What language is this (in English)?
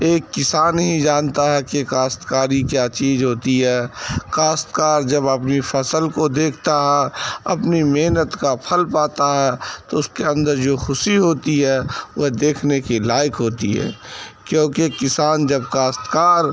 Urdu